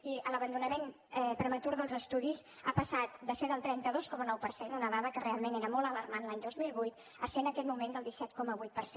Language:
Catalan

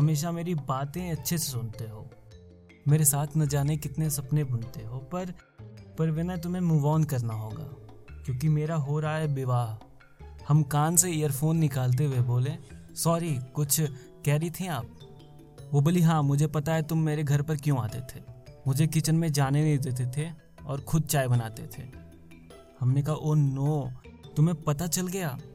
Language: Hindi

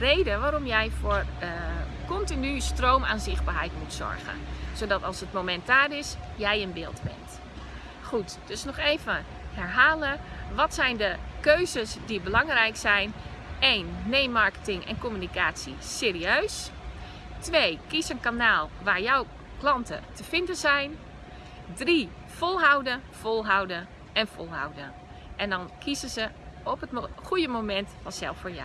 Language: Dutch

